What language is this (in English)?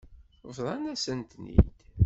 Kabyle